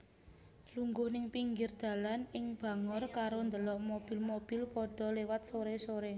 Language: Javanese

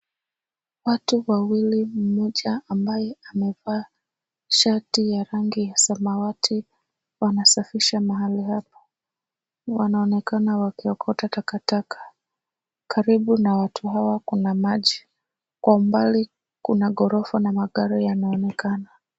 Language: Swahili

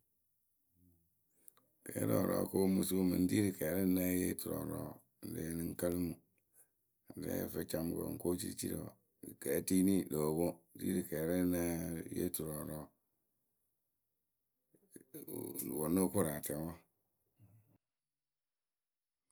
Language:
Akebu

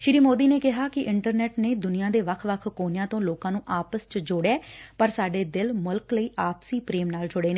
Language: Punjabi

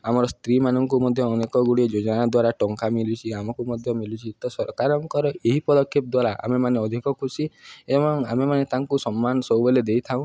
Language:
Odia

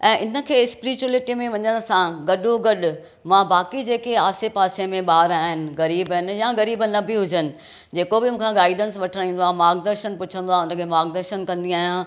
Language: Sindhi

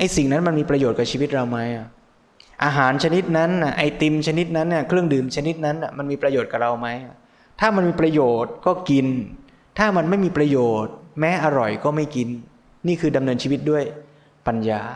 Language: Thai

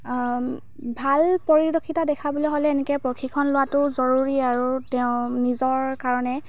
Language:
Assamese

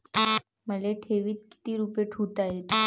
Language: Marathi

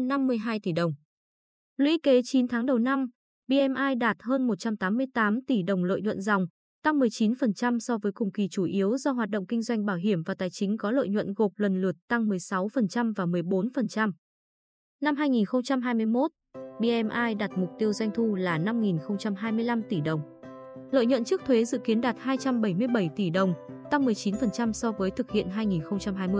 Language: Vietnamese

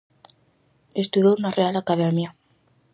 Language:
Galician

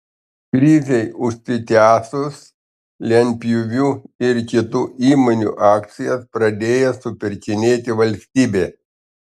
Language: Lithuanian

